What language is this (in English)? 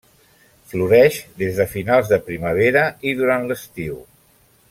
Catalan